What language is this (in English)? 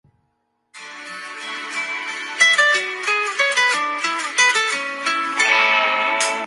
Basque